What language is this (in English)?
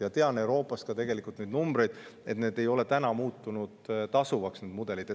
Estonian